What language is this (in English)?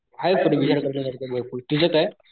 Marathi